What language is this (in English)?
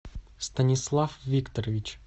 Russian